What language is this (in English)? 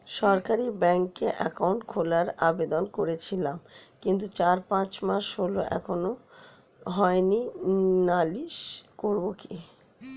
Bangla